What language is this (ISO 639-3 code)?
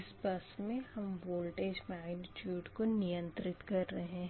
hin